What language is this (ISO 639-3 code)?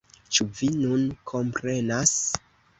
epo